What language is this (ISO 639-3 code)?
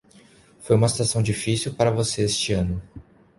por